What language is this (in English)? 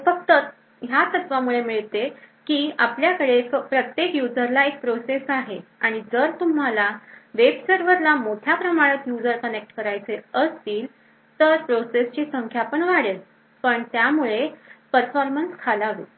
Marathi